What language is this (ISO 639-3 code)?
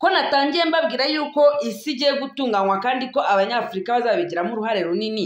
fra